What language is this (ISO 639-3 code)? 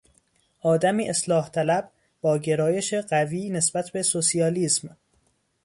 fas